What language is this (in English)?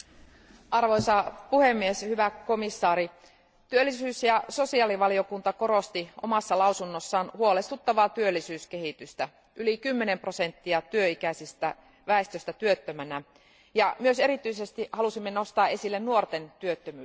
Finnish